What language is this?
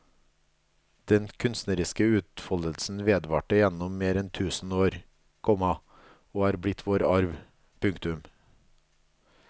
Norwegian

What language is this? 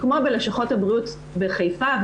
Hebrew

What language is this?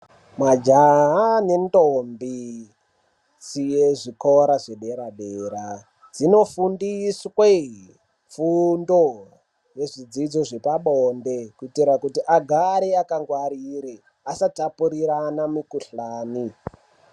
Ndau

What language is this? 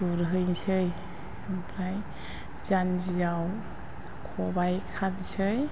Bodo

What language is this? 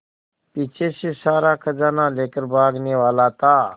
Hindi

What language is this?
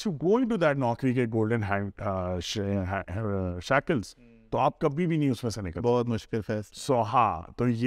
Urdu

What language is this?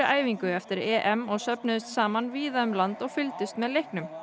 Icelandic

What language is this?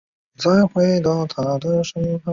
Chinese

